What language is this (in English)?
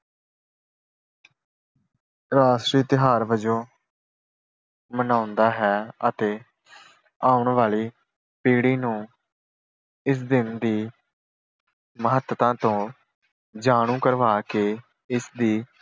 Punjabi